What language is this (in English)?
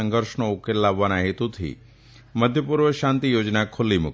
Gujarati